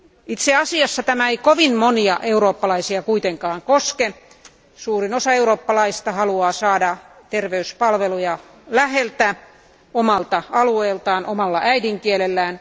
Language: Finnish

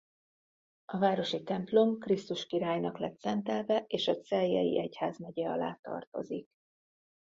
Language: Hungarian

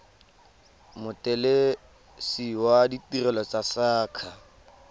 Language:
Tswana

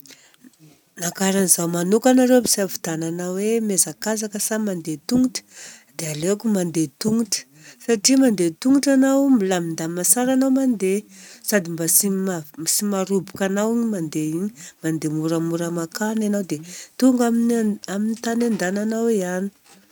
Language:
Southern Betsimisaraka Malagasy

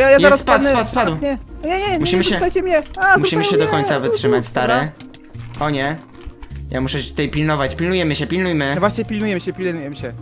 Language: Polish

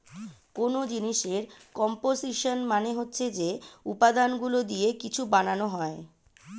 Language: Bangla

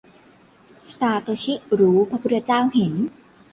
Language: Thai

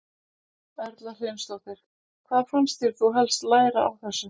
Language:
Icelandic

